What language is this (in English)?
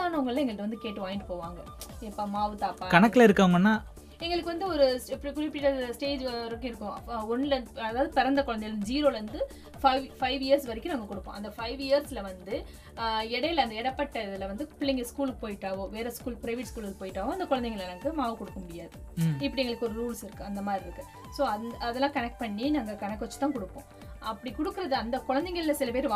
Tamil